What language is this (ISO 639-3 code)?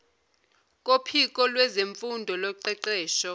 zul